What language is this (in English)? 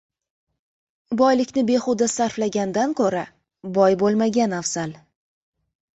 Uzbek